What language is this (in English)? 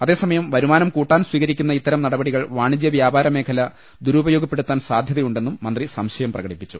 Malayalam